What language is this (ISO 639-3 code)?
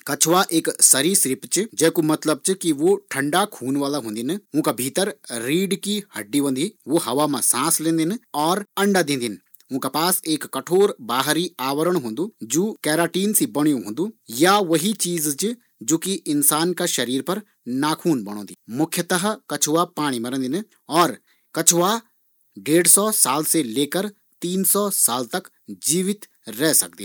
gbm